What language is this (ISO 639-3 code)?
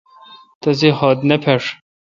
xka